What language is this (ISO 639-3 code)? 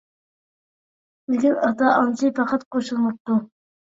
uig